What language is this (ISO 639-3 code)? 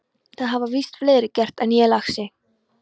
isl